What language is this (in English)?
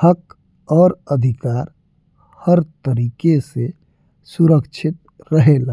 Bhojpuri